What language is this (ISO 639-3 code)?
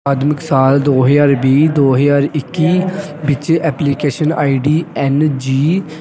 pan